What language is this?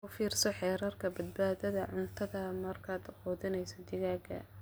Somali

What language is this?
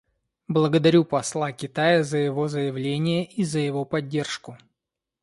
Russian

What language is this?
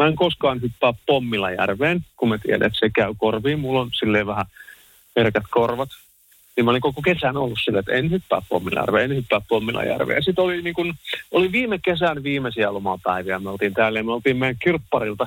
Finnish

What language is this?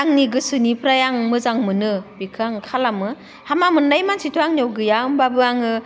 Bodo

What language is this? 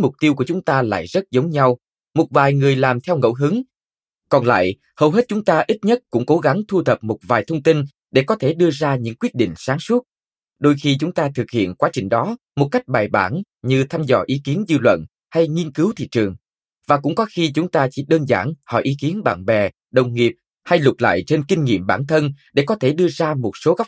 Vietnamese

